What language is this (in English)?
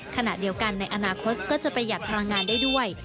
Thai